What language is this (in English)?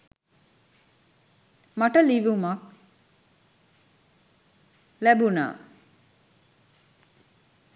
Sinhala